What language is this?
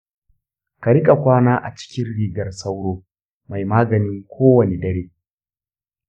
Hausa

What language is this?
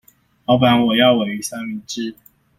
Chinese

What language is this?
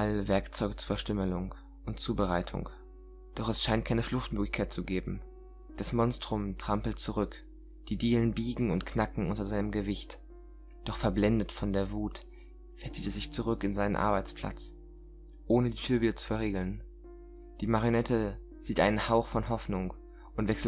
German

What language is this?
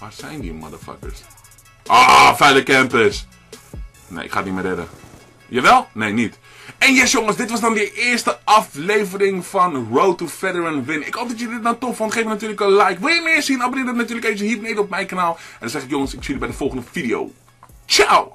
Dutch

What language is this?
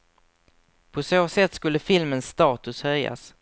Swedish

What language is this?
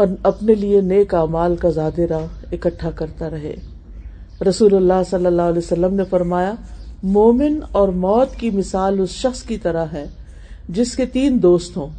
Urdu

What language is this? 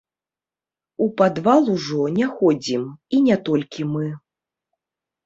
Belarusian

